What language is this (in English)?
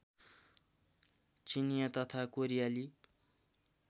Nepali